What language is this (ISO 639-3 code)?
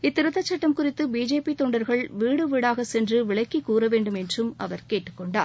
tam